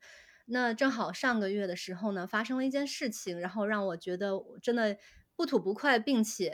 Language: Chinese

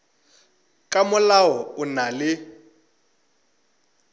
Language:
Northern Sotho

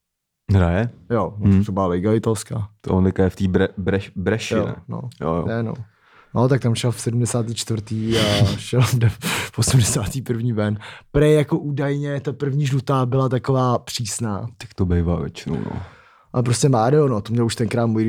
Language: Czech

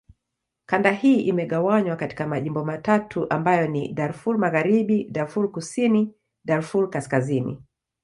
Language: Swahili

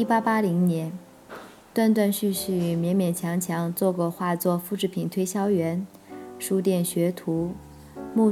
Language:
Chinese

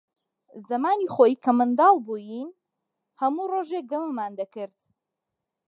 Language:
Central Kurdish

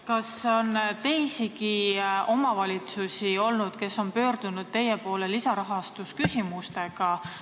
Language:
Estonian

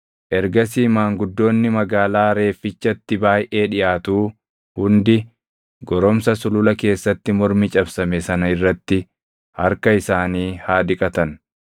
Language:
Oromo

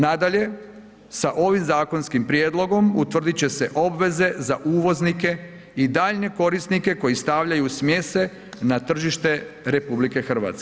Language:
Croatian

